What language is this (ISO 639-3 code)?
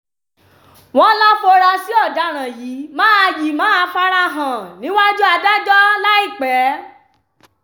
yor